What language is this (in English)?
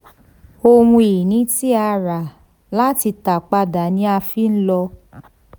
Yoruba